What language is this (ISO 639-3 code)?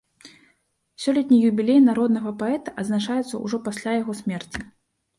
bel